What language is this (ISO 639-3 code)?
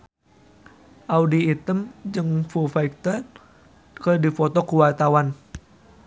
sun